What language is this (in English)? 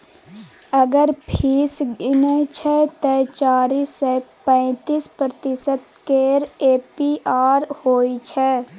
Maithili